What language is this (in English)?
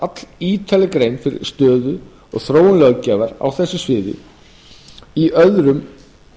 Icelandic